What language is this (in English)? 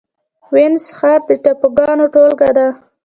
Pashto